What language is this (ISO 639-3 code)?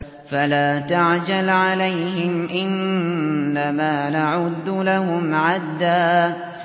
ara